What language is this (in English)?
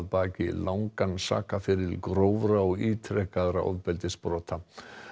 Icelandic